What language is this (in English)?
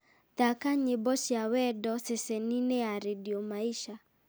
Kikuyu